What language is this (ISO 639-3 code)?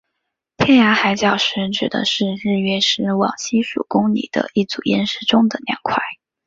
zho